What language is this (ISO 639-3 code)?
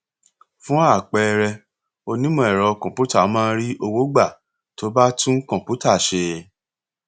yor